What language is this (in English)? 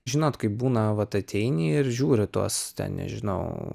Lithuanian